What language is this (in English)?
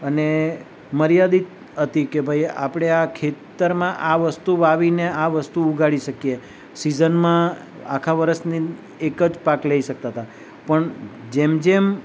Gujarati